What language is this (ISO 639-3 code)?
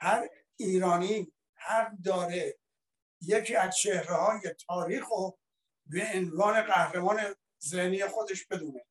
fas